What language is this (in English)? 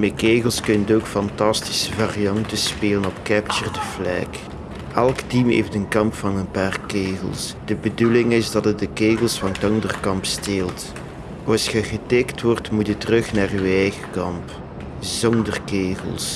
Dutch